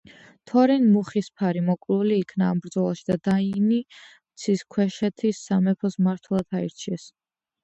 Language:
Georgian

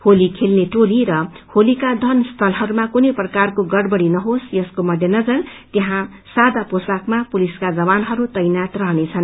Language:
Nepali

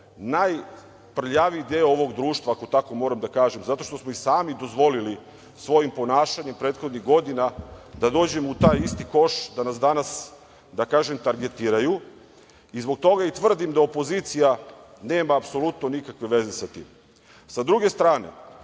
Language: Serbian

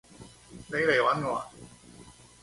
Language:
Cantonese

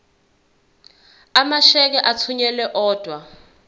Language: Zulu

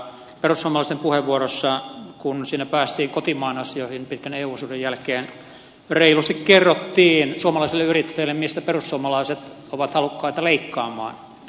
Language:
Finnish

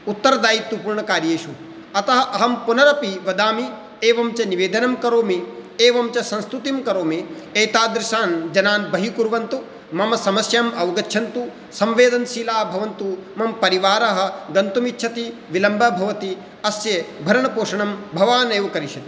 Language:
Sanskrit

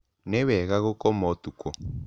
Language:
Kikuyu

